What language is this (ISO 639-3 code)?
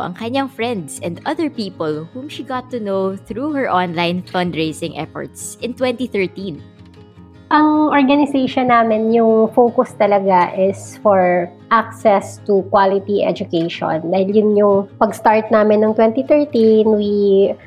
fil